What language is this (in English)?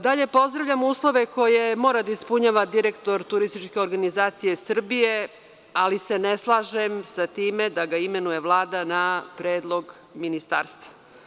Serbian